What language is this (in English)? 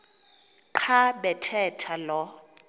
Xhosa